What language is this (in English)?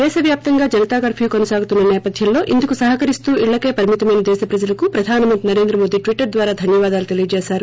Telugu